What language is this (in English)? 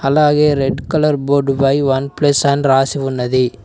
Telugu